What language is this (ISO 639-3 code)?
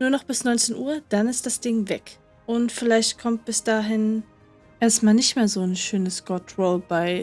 deu